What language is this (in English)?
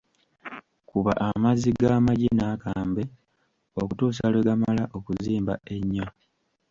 Ganda